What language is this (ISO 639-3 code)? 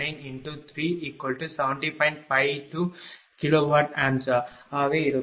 tam